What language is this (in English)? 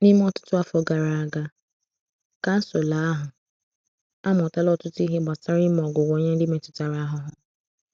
Igbo